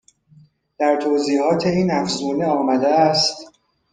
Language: Persian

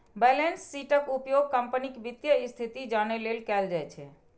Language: Maithili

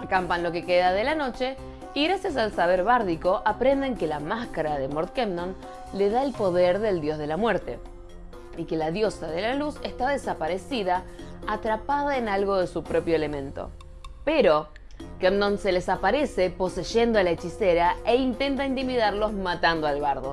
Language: Spanish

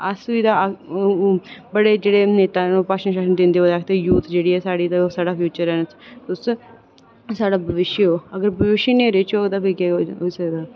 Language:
Dogri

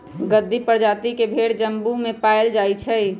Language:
Magahi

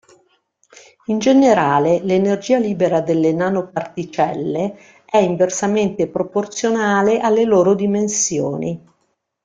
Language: Italian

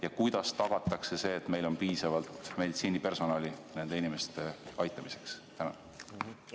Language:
Estonian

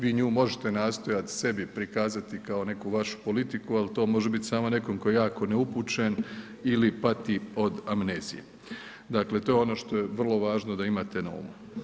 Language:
Croatian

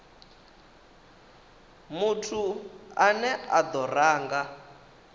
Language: Venda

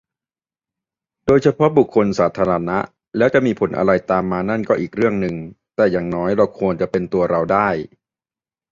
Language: Thai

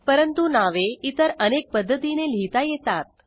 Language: Marathi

